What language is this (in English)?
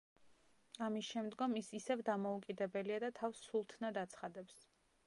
Georgian